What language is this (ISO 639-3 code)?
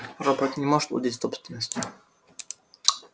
rus